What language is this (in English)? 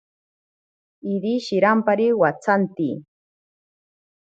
Ashéninka Perené